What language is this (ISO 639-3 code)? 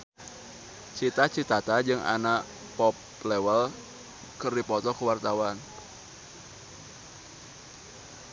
sun